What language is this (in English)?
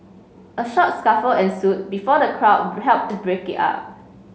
English